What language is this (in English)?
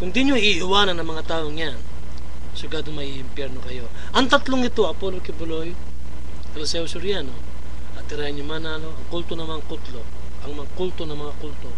Filipino